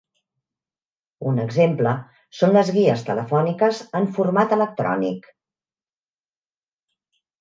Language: Catalan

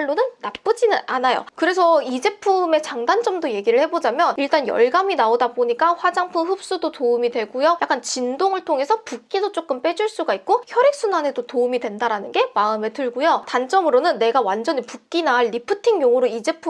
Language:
Korean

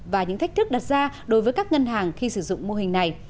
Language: Vietnamese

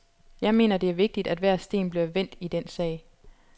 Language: Danish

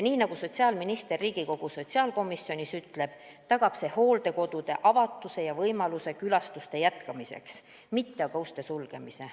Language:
Estonian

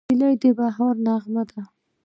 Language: Pashto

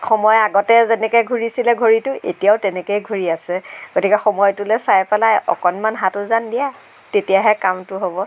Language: Assamese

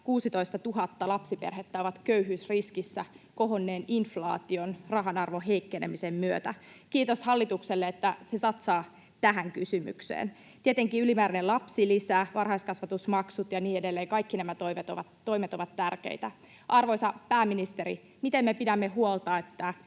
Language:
Finnish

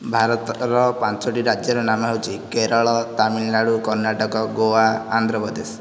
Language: Odia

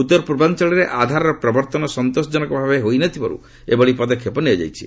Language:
Odia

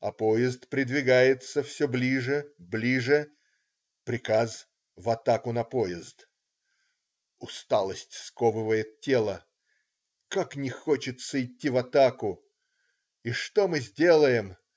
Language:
Russian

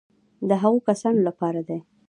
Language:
Pashto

